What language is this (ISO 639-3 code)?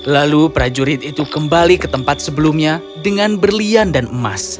ind